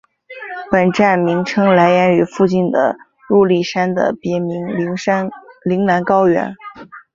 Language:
Chinese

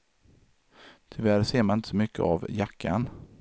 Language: Swedish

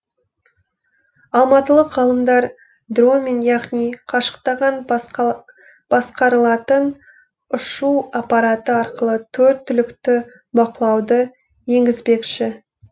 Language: Kazakh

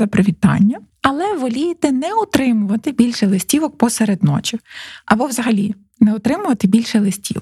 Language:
Ukrainian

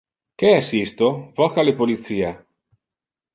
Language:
Interlingua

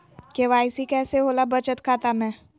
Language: Magahi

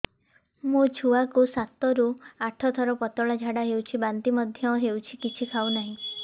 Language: Odia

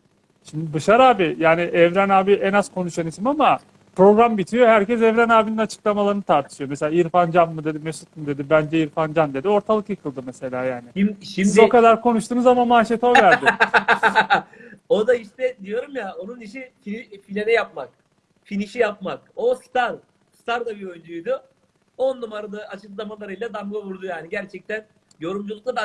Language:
Turkish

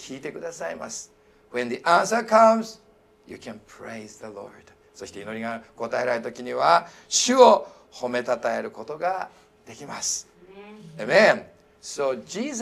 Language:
Japanese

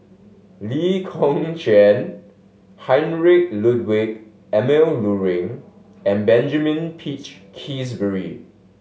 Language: English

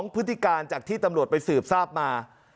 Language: Thai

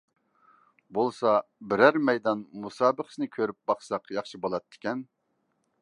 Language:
Uyghur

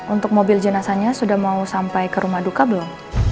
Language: Indonesian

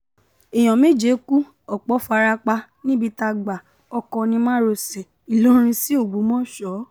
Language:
Yoruba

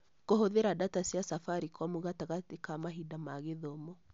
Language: Kikuyu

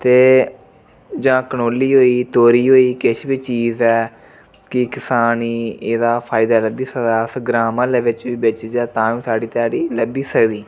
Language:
Dogri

